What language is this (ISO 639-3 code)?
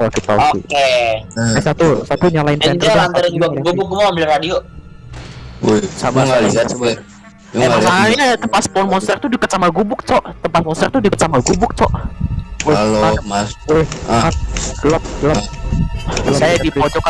ind